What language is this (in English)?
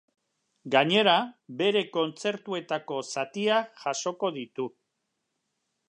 Basque